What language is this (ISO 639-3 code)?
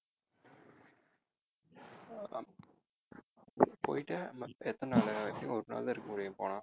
tam